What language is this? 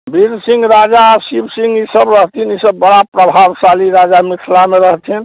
Maithili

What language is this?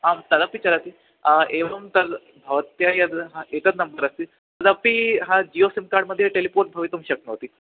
Sanskrit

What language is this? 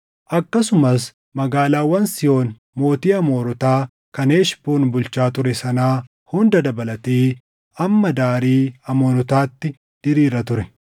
Oromo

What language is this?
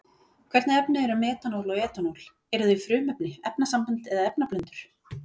Icelandic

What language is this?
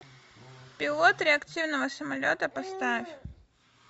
Russian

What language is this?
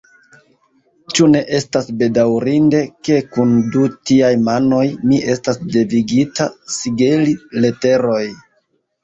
Esperanto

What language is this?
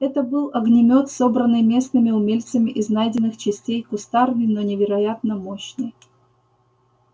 Russian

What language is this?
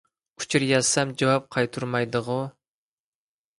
Uyghur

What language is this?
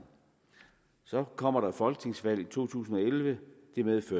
Danish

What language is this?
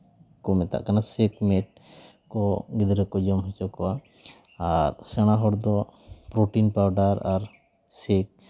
Santali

